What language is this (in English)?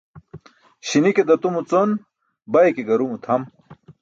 Burushaski